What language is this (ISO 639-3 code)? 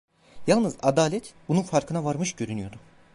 tur